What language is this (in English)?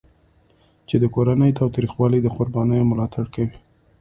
Pashto